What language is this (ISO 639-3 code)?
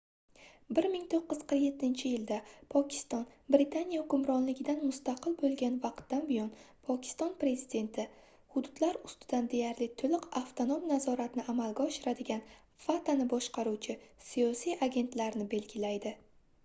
uzb